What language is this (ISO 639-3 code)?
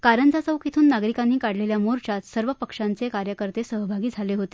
mar